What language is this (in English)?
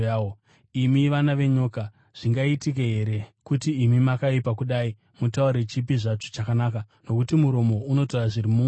Shona